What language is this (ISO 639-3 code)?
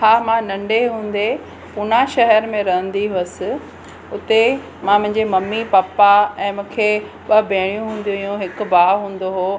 snd